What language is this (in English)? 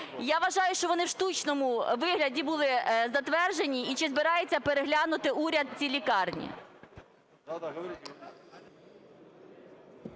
Ukrainian